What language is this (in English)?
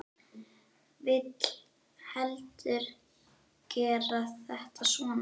Icelandic